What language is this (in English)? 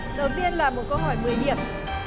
Vietnamese